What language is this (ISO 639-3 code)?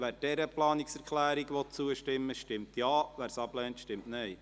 gsw